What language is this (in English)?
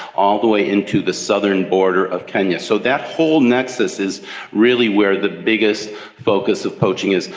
English